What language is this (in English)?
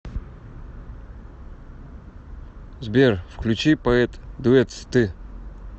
Russian